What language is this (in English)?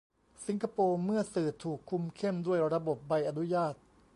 Thai